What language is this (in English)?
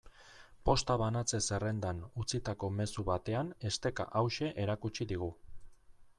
Basque